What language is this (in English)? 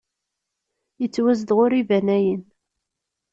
Kabyle